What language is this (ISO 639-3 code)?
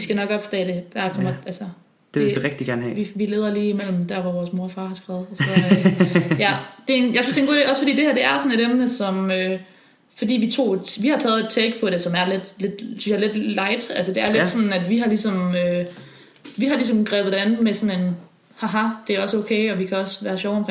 dan